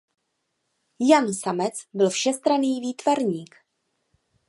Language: Czech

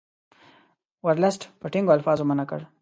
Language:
Pashto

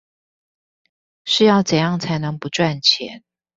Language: Chinese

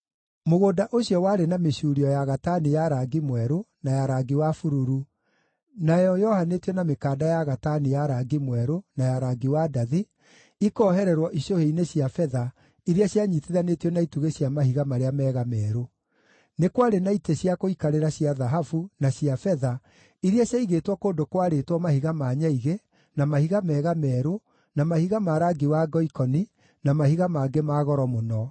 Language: Kikuyu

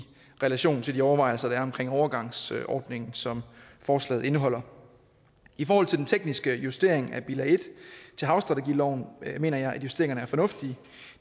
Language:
Danish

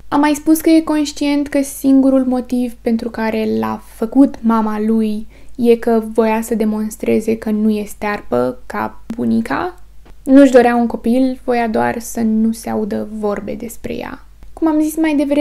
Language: Romanian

